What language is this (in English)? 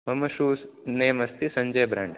Sanskrit